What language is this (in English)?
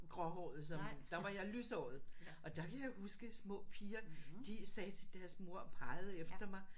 Danish